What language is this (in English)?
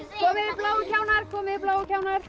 Icelandic